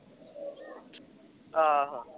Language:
Punjabi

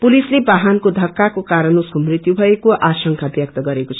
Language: Nepali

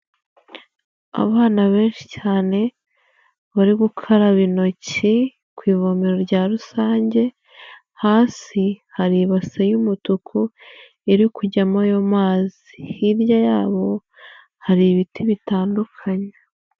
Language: Kinyarwanda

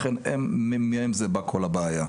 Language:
Hebrew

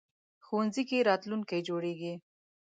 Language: Pashto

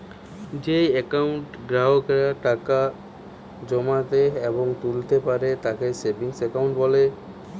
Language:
Bangla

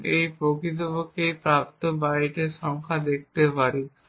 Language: Bangla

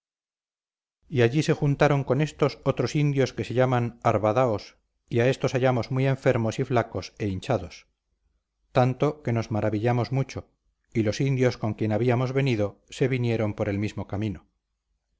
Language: Spanish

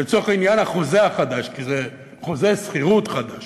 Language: Hebrew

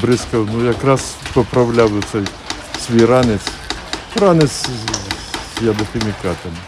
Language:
Ukrainian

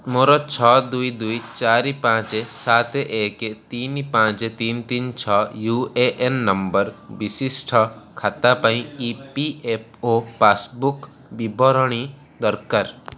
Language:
Odia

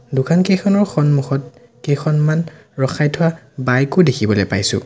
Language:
Assamese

